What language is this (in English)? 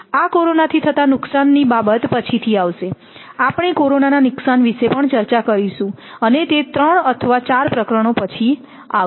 Gujarati